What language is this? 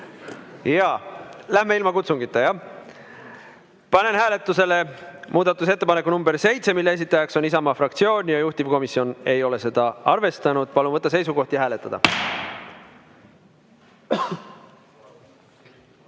Estonian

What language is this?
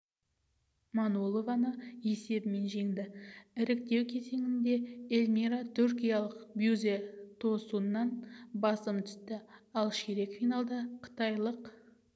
Kazakh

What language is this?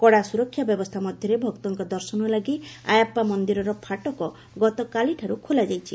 Odia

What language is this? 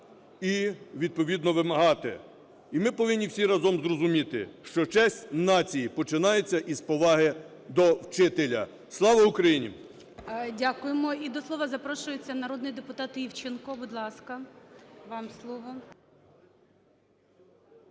Ukrainian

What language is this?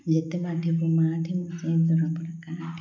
Odia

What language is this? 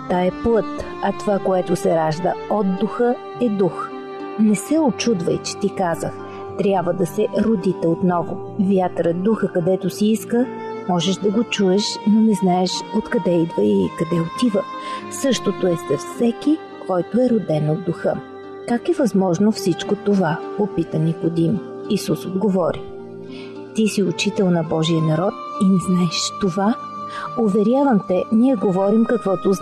Bulgarian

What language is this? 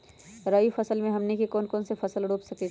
Magahi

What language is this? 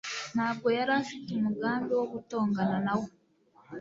Kinyarwanda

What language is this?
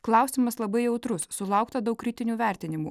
Lithuanian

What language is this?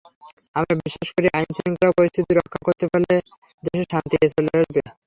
Bangla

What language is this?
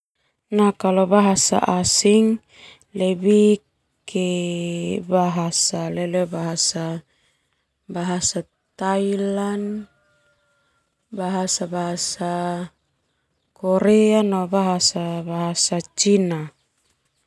Termanu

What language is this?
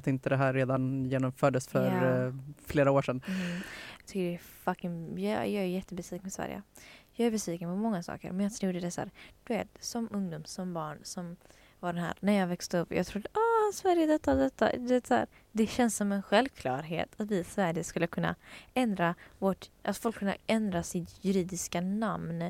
Swedish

